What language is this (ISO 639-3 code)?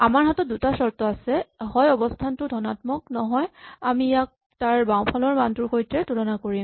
asm